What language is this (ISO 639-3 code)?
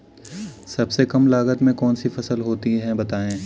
hin